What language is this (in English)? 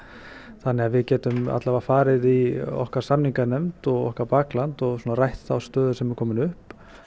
Icelandic